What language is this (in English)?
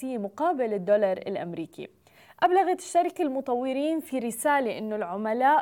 Arabic